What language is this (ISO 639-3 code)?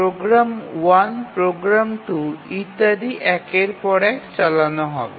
ben